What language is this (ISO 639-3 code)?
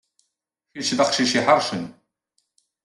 kab